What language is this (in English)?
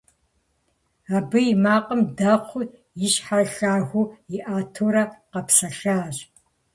Kabardian